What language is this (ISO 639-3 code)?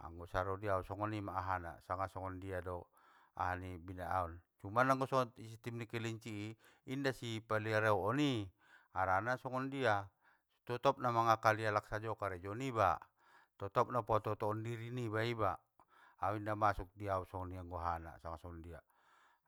btm